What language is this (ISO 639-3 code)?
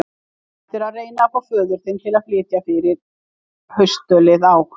isl